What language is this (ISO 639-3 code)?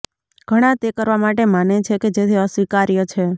guj